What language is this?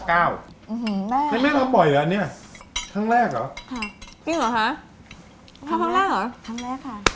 Thai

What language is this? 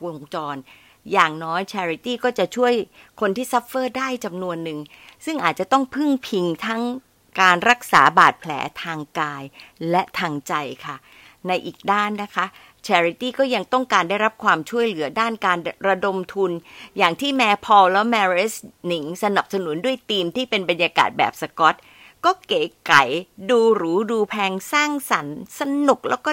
Thai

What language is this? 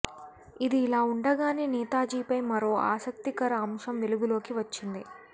Telugu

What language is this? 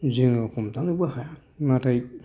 Bodo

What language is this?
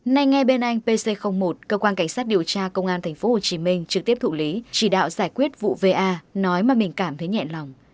Vietnamese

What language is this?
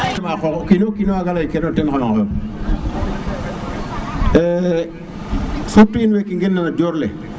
Serer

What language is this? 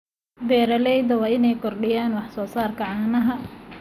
Somali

